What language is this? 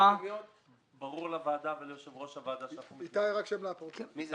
Hebrew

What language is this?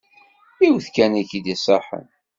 Kabyle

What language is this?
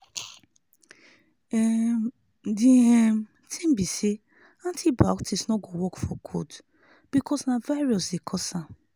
Nigerian Pidgin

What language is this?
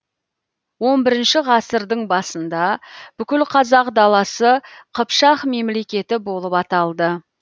Kazakh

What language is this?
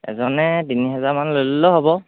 Assamese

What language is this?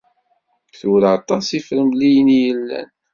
Kabyle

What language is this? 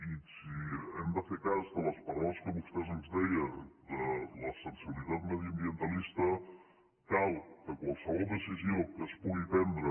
Catalan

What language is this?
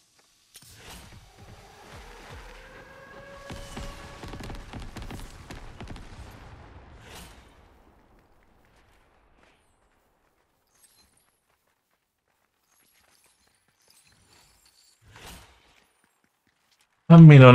Romanian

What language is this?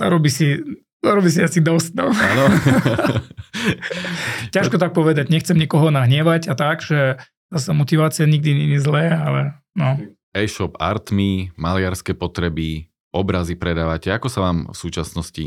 Slovak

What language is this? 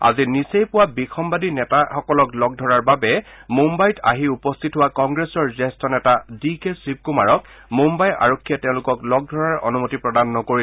Assamese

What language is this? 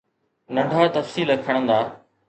Sindhi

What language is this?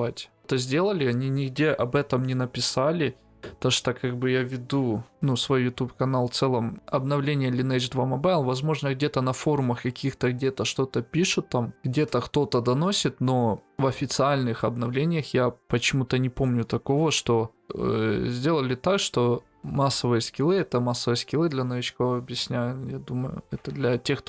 Russian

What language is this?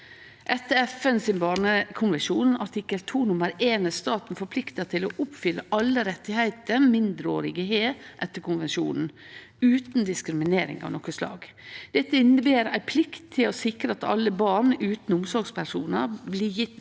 Norwegian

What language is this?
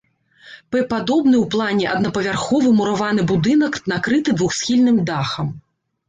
Belarusian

